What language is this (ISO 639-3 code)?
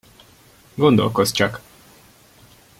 hun